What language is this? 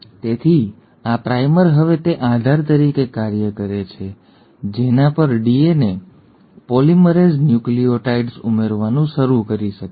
Gujarati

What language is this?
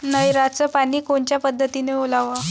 Marathi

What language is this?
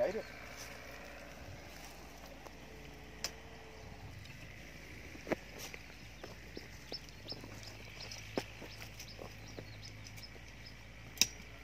Vietnamese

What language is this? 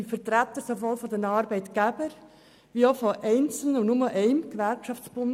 Swiss German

